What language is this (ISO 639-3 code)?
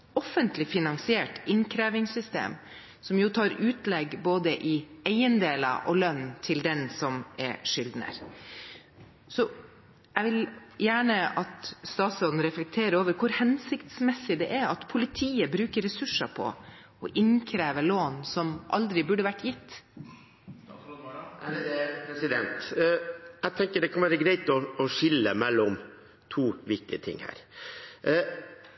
nob